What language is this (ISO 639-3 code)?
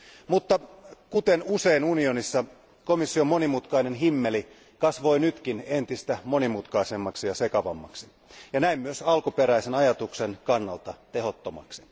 fin